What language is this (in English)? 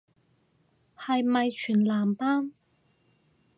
Cantonese